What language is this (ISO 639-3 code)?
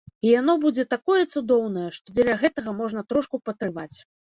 bel